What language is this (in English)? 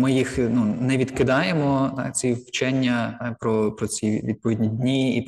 Ukrainian